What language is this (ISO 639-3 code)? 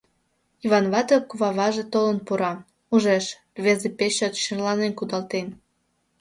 chm